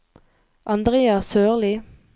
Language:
Norwegian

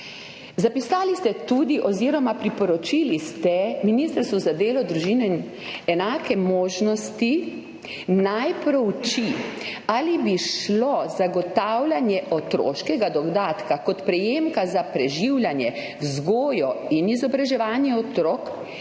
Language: Slovenian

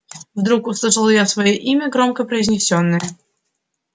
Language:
Russian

